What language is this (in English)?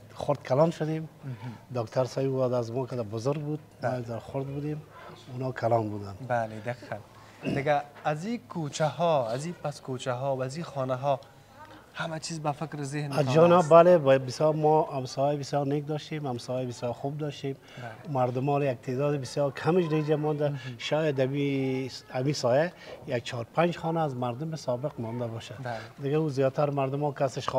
Persian